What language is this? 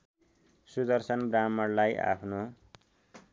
Nepali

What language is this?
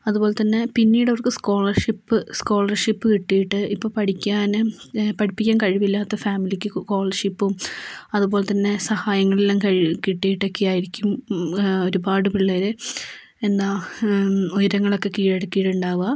Malayalam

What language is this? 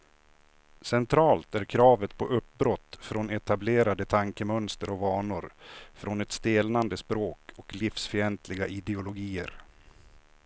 Swedish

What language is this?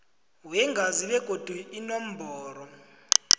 South Ndebele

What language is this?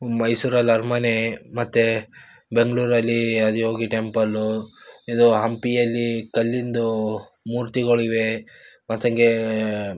Kannada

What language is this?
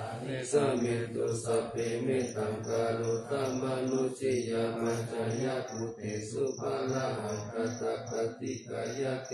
Thai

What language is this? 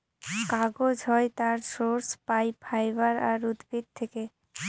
Bangla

